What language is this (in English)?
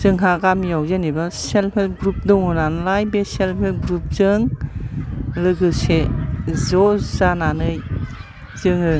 Bodo